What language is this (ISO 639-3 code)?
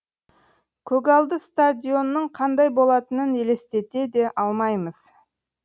kaz